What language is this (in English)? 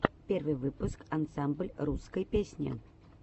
Russian